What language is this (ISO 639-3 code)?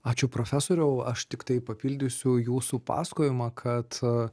lit